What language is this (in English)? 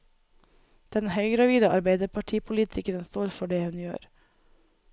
Norwegian